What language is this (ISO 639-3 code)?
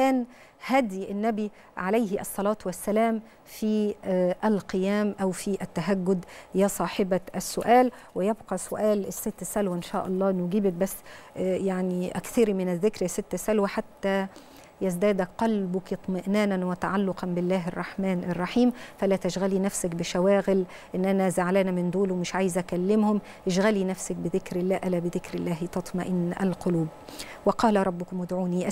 ara